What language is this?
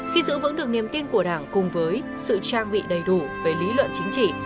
Vietnamese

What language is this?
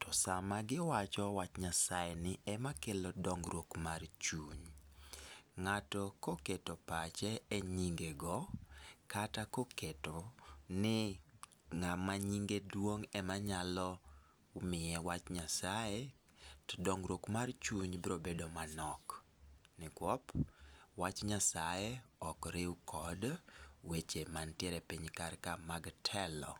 Luo (Kenya and Tanzania)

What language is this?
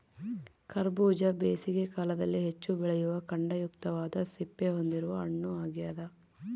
Kannada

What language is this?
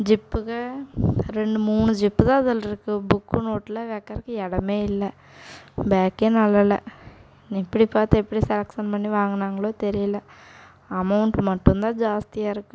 Tamil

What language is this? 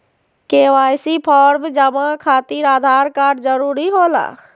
Magahi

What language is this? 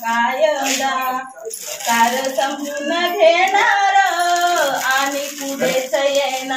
Indonesian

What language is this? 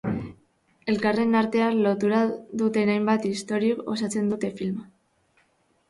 Basque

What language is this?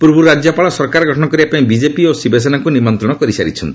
Odia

